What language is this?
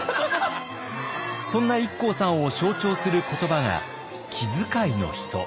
Japanese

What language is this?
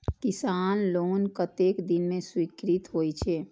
Maithili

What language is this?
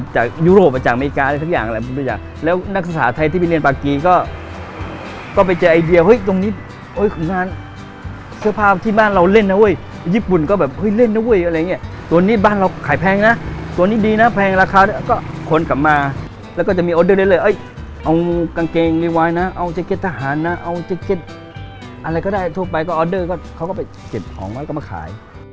Thai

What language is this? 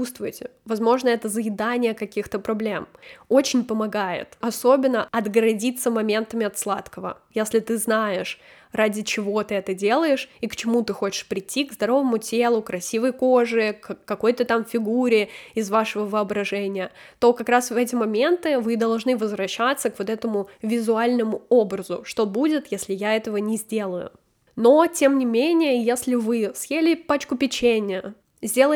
Russian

